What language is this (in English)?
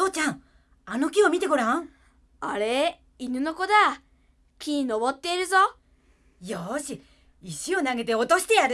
Japanese